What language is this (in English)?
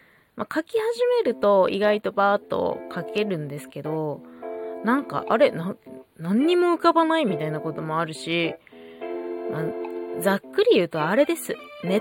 Japanese